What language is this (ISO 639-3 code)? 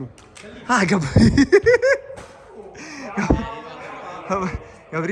ita